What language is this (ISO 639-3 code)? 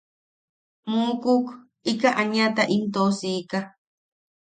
yaq